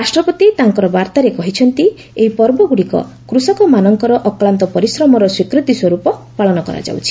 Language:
Odia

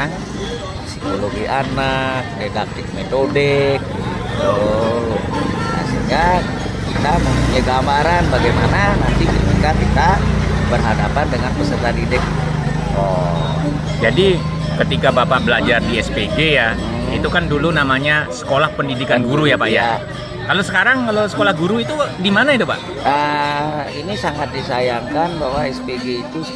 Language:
Indonesian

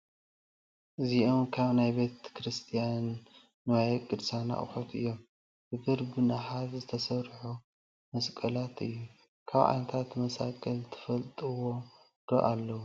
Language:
Tigrinya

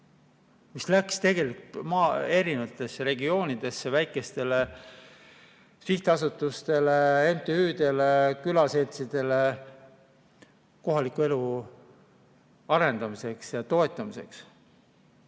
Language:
Estonian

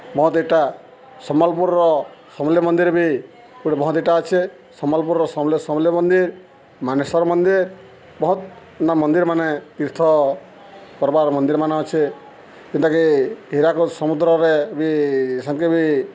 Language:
Odia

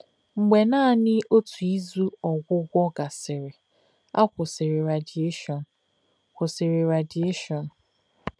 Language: Igbo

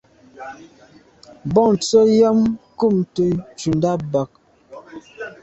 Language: Medumba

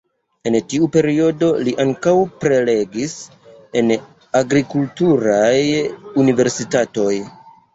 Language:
Esperanto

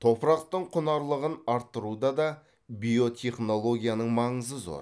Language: Kazakh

